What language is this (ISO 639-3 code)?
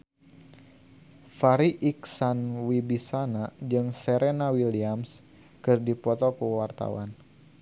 sun